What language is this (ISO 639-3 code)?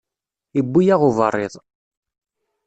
kab